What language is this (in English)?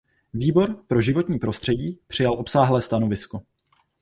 Czech